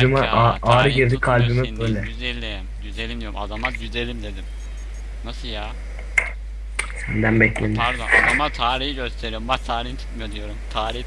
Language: Turkish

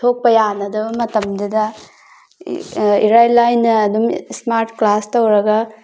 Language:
Manipuri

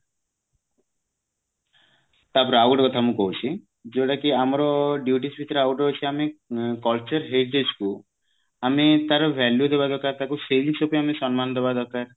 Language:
Odia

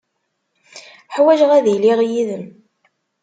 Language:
Kabyle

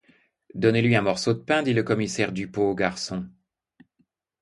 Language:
French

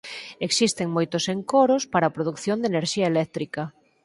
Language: Galician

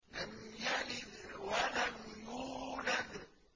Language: Arabic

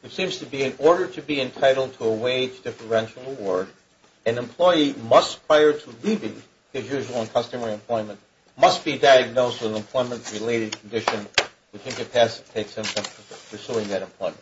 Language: English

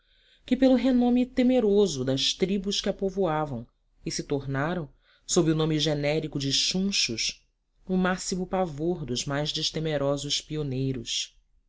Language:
Portuguese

